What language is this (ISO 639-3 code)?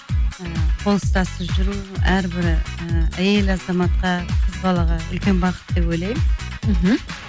kaz